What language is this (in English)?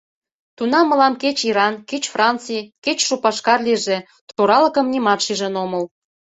Mari